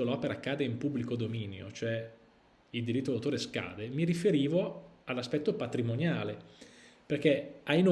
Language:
Italian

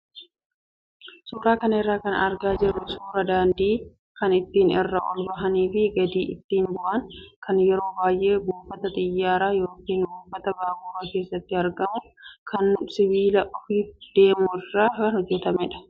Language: Oromo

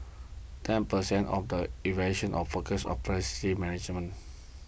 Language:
English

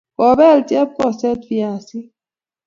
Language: Kalenjin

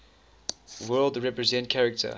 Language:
English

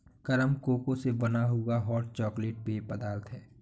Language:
Hindi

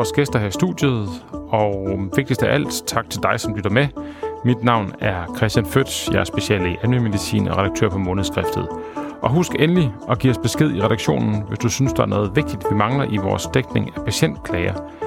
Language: Danish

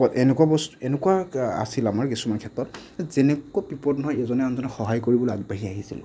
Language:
Assamese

